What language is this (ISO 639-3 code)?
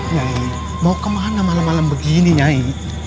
ind